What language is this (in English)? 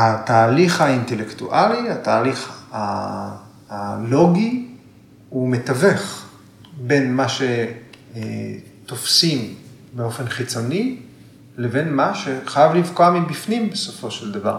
Hebrew